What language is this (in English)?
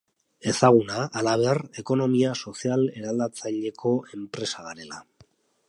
Basque